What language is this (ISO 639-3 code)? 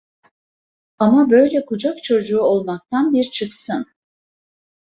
tur